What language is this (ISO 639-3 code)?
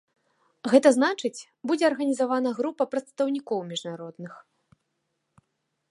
bel